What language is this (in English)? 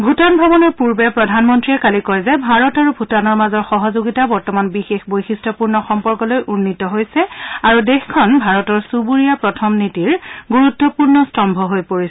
Assamese